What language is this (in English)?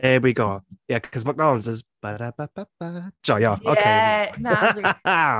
Welsh